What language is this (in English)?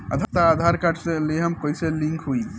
Bhojpuri